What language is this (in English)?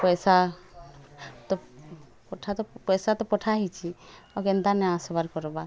Odia